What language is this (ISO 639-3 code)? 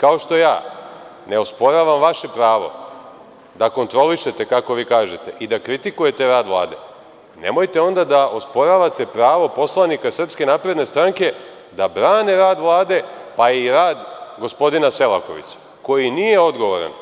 srp